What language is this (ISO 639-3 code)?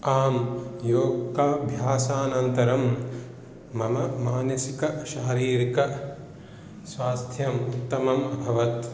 san